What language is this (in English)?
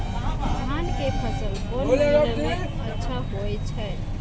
Maithili